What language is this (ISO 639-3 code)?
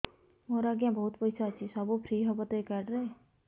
ori